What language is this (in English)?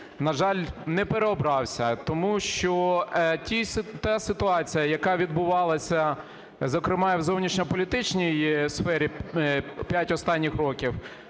Ukrainian